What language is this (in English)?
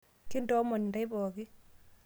Masai